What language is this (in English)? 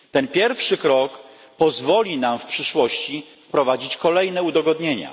Polish